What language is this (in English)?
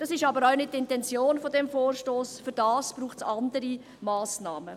Swiss German